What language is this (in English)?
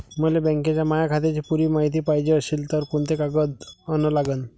Marathi